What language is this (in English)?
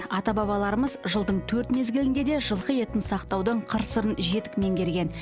Kazakh